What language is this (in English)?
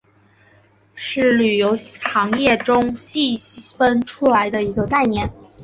Chinese